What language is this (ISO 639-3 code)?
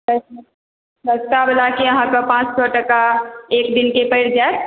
mai